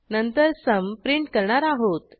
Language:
Marathi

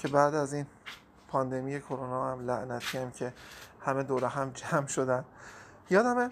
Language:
Persian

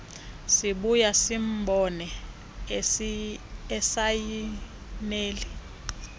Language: Xhosa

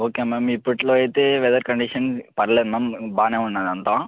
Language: Telugu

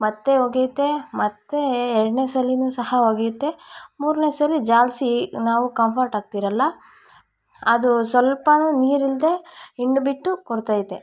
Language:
Kannada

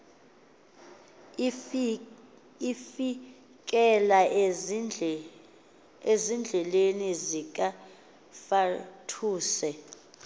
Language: Xhosa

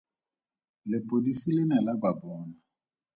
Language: Tswana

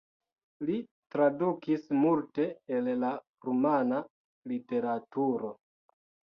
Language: Esperanto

